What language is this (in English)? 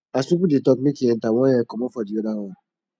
Nigerian Pidgin